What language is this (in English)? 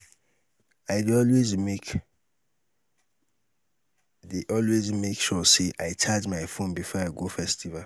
Nigerian Pidgin